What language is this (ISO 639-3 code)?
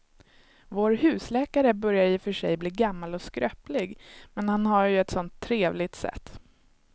swe